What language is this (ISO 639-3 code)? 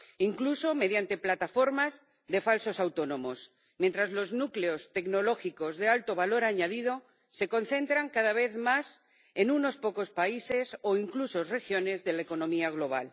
spa